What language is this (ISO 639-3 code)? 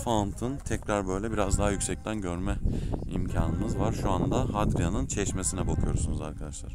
tur